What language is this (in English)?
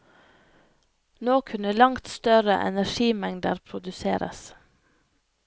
Norwegian